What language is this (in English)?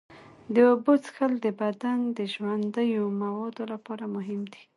Pashto